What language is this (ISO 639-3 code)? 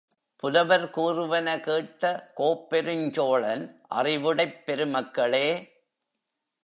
tam